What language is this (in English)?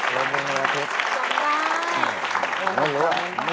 Thai